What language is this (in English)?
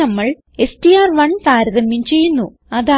Malayalam